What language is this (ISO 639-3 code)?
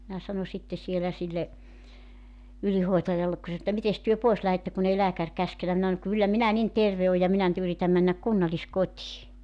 fin